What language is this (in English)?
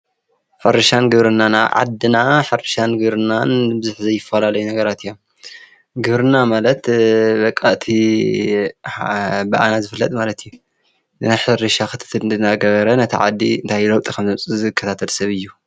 Tigrinya